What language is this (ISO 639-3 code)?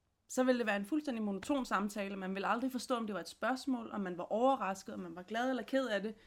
dan